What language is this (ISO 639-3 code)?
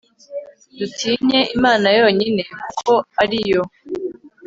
kin